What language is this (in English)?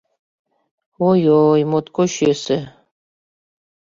Mari